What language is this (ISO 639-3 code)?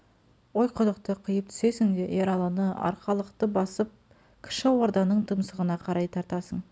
kaz